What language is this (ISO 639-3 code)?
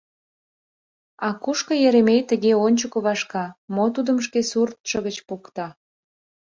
chm